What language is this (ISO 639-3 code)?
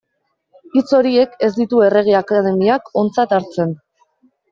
eus